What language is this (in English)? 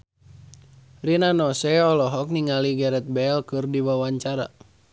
Sundanese